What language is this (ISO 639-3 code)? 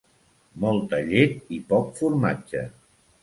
cat